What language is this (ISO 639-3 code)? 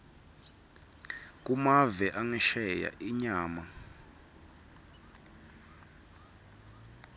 ssw